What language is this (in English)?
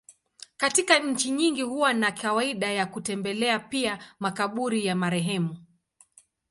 Swahili